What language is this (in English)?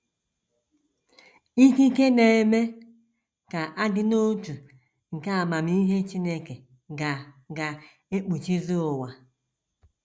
Igbo